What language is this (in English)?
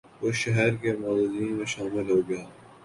Urdu